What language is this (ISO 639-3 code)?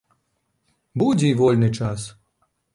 bel